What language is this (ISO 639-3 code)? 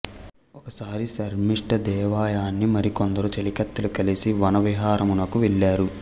tel